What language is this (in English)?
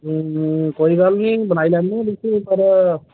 Dogri